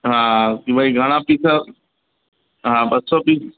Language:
Sindhi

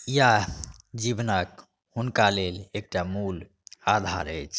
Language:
Maithili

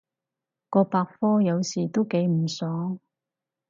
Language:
Cantonese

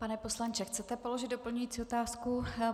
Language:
Czech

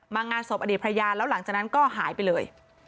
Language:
Thai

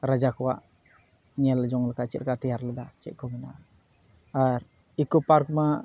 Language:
Santali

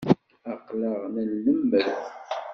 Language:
Kabyle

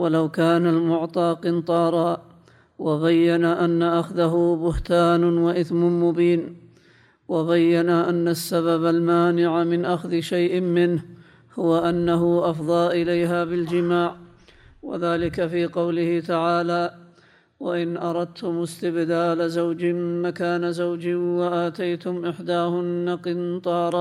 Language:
Arabic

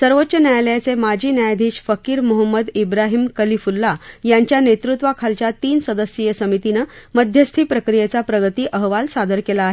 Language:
Marathi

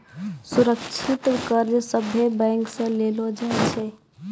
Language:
Maithili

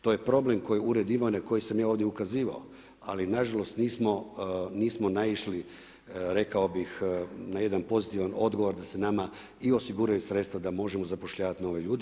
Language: Croatian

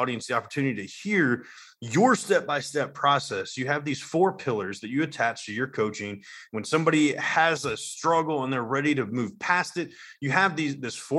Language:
English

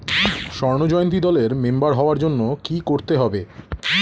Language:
Bangla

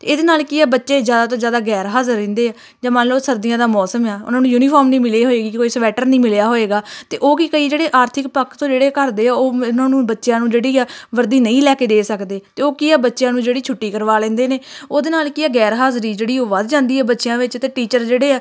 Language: Punjabi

